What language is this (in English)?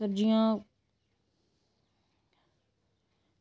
Dogri